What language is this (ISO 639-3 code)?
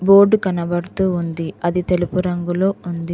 tel